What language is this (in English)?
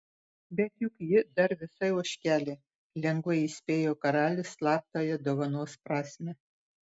Lithuanian